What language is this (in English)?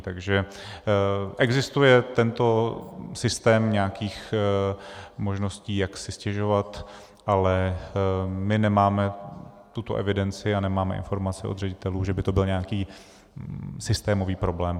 Czech